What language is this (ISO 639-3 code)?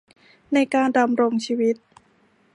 tha